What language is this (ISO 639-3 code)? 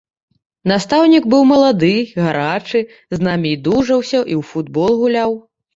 bel